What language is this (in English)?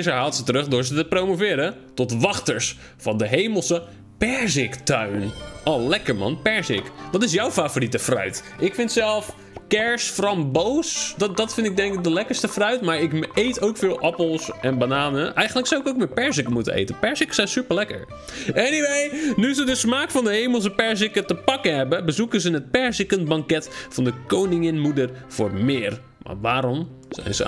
Dutch